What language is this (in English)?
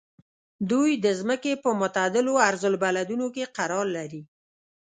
Pashto